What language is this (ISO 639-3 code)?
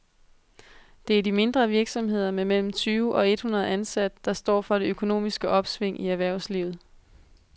dan